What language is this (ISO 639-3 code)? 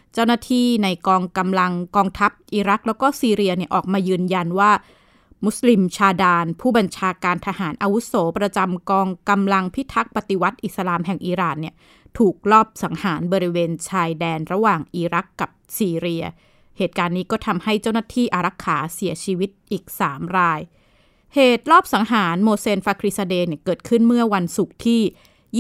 tha